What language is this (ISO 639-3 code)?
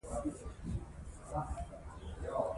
pus